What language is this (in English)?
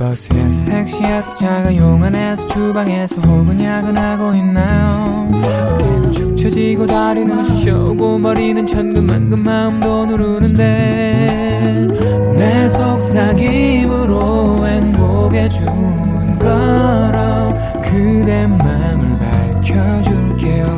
Korean